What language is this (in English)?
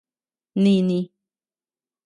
Tepeuxila Cuicatec